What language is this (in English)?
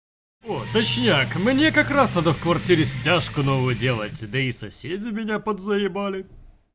Russian